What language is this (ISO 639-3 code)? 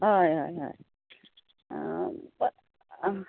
kok